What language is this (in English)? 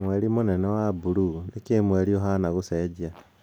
Kikuyu